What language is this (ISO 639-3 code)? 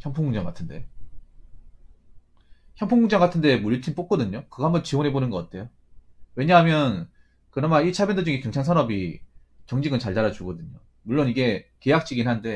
kor